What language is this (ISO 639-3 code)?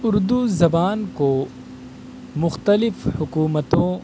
urd